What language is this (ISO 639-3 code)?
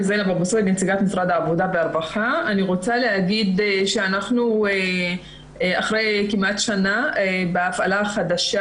heb